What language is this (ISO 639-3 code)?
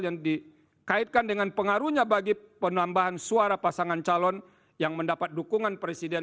ind